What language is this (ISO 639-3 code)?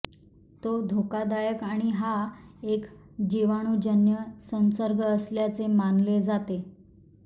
mar